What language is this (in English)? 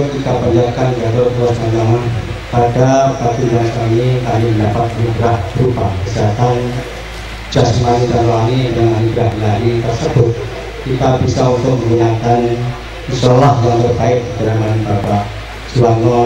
Indonesian